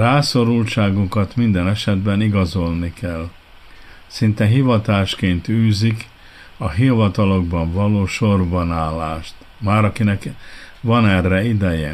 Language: Hungarian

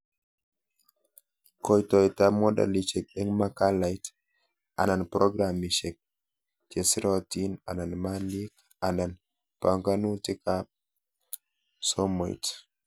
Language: Kalenjin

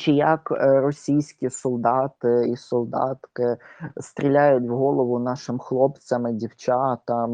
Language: Ukrainian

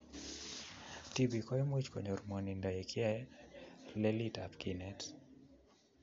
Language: Kalenjin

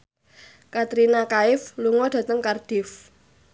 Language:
Javanese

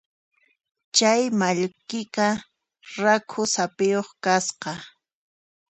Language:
Puno Quechua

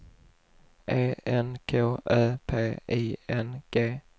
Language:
Swedish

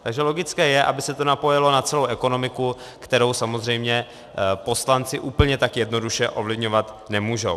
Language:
Czech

